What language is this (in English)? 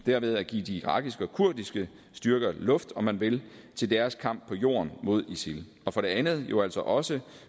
Danish